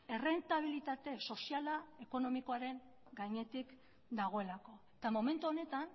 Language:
Basque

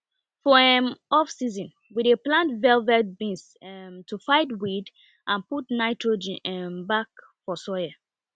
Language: Nigerian Pidgin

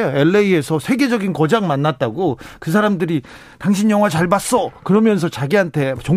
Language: Korean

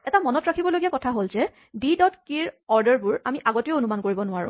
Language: Assamese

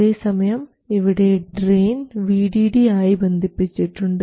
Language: Malayalam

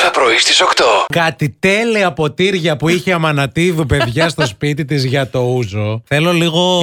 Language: Greek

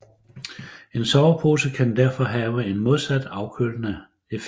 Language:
Danish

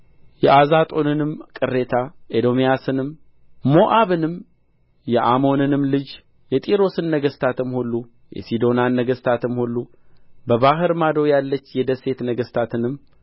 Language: Amharic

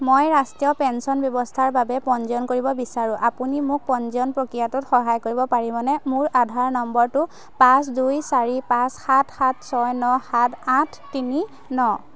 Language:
Assamese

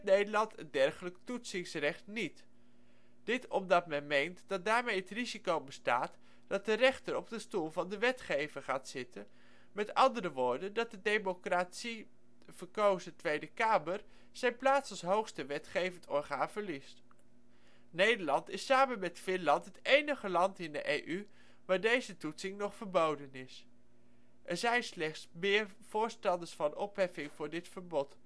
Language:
Dutch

